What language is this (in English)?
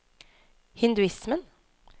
Norwegian